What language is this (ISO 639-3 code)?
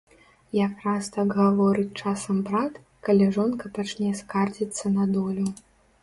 bel